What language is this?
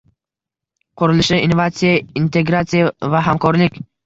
Uzbek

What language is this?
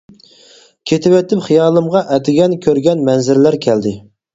Uyghur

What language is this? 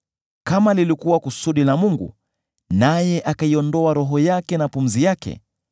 Swahili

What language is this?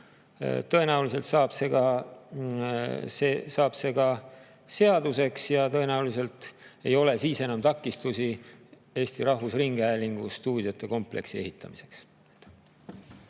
Estonian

